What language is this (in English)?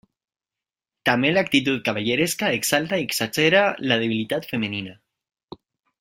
Catalan